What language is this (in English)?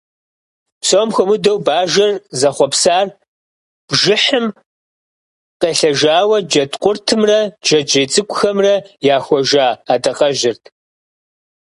Kabardian